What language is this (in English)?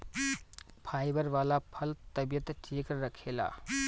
Bhojpuri